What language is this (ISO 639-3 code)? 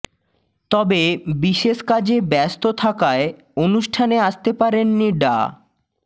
ben